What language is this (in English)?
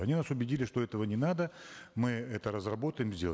Kazakh